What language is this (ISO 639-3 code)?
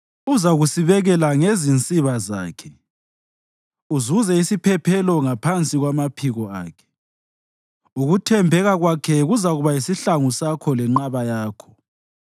nde